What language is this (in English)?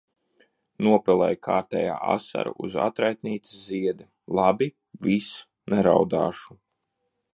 Latvian